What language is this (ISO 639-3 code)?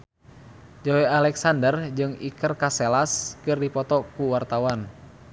sun